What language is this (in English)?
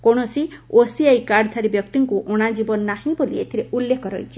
Odia